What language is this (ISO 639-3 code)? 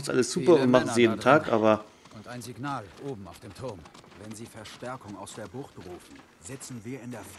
deu